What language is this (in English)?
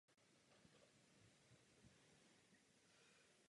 Czech